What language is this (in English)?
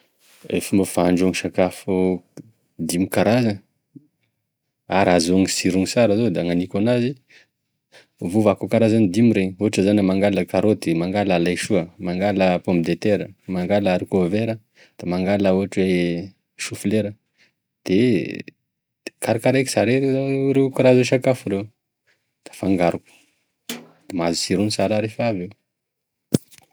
Tesaka Malagasy